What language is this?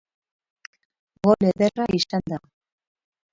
Basque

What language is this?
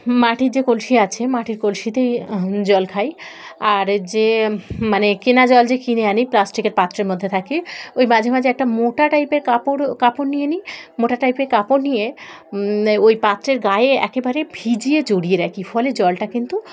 Bangla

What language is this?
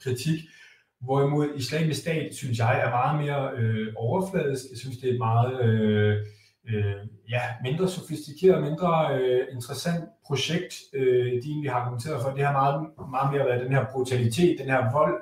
Danish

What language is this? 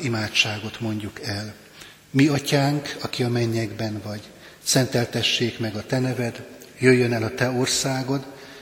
Hungarian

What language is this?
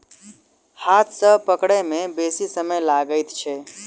Maithili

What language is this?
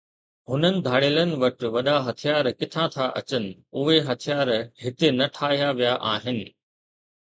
Sindhi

